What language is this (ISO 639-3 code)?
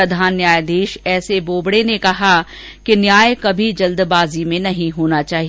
hin